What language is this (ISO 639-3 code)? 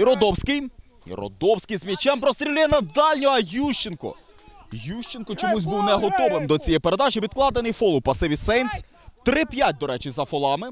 ukr